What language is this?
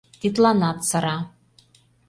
Mari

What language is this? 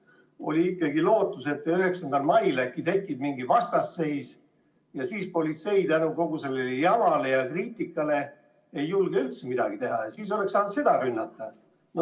Estonian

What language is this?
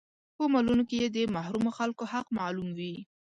Pashto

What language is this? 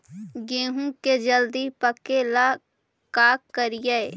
Magahi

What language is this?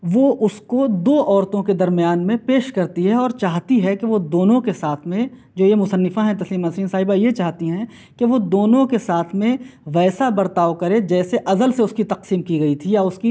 Urdu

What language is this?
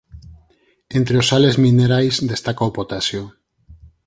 Galician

